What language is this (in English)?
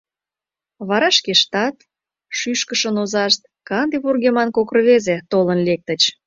Mari